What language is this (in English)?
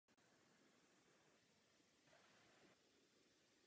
Czech